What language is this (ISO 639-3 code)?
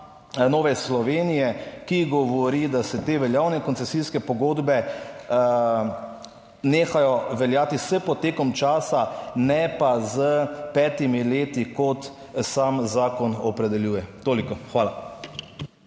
slv